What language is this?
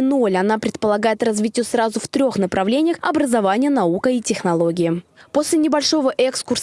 Russian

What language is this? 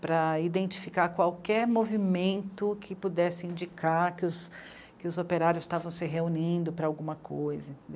Portuguese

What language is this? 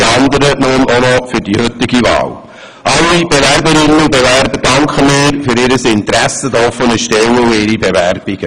Swiss German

